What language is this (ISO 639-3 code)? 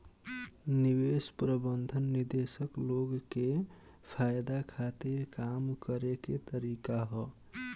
bho